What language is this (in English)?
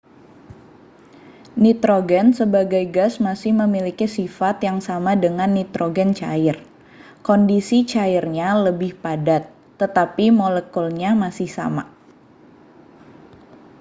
Indonesian